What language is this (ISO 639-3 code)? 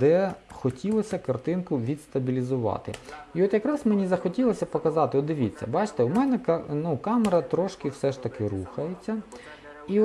ukr